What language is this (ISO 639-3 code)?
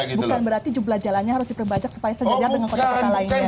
ind